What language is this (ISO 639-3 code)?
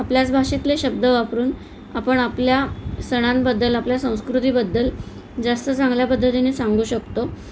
mar